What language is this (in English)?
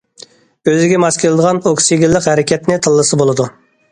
Uyghur